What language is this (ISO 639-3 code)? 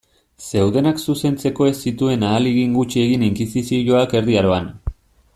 eus